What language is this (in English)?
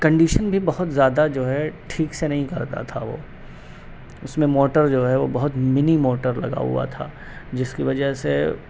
Urdu